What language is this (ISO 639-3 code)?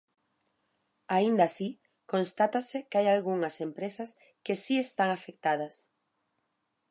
glg